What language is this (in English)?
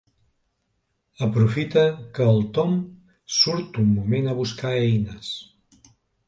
Catalan